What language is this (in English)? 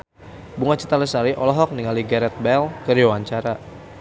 Sundanese